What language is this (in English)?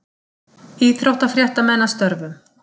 Icelandic